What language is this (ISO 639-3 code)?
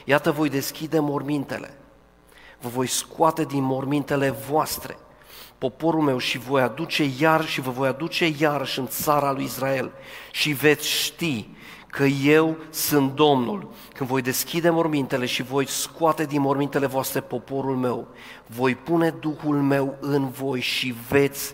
ron